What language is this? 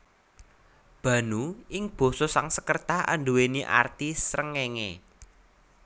Javanese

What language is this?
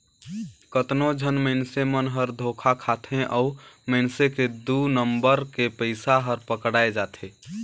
Chhattisgarhi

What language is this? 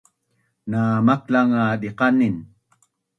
Bunun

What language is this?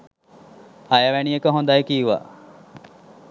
Sinhala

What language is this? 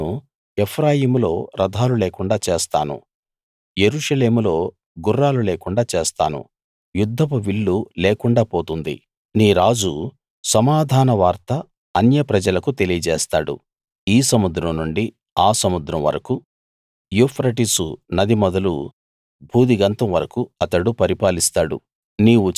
Telugu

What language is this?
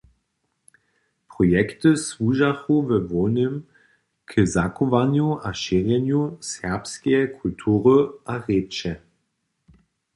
Upper Sorbian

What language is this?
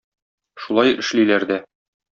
Tatar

